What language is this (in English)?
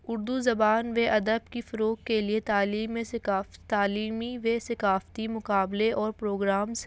Urdu